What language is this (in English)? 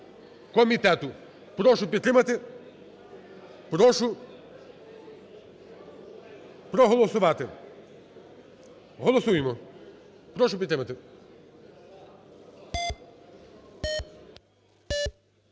Ukrainian